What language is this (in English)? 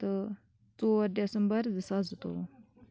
Kashmiri